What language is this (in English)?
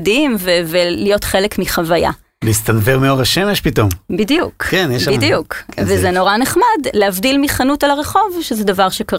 Hebrew